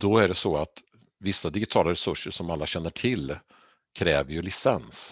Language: Swedish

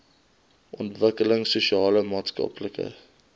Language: Afrikaans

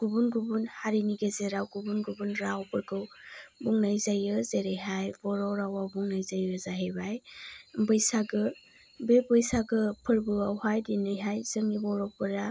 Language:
Bodo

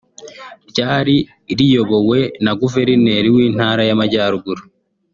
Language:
Kinyarwanda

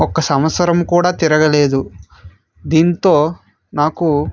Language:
Telugu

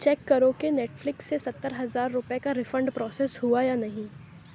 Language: Urdu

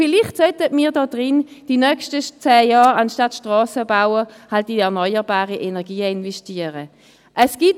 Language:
Swiss German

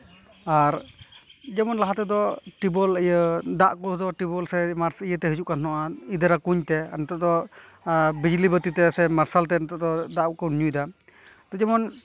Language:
Santali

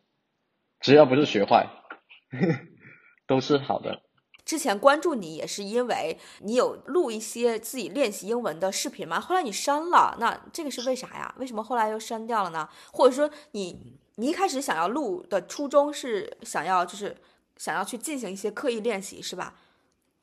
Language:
Chinese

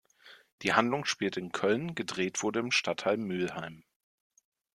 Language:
German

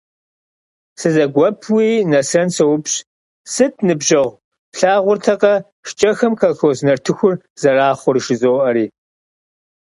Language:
Kabardian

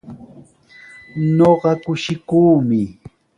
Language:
Sihuas Ancash Quechua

